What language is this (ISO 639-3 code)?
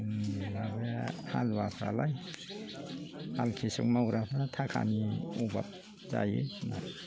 brx